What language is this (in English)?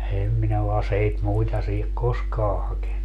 Finnish